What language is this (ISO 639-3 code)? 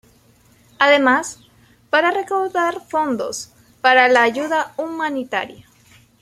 spa